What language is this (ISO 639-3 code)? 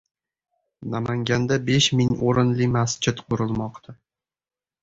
uzb